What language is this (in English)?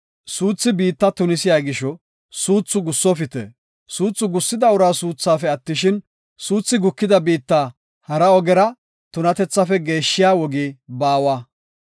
Gofa